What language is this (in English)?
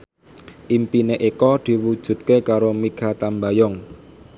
Javanese